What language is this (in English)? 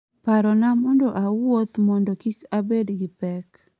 Luo (Kenya and Tanzania)